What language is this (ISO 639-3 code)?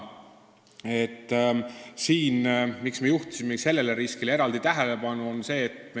est